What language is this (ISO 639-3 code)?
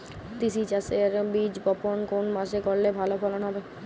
ben